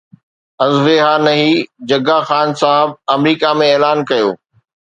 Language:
Sindhi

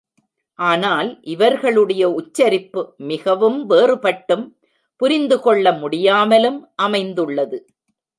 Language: Tamil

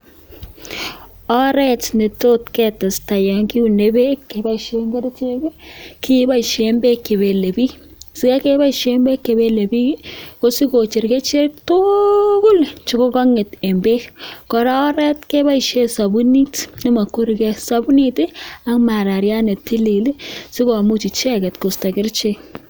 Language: Kalenjin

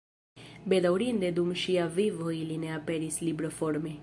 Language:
Esperanto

